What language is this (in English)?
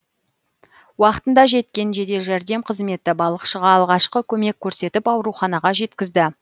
Kazakh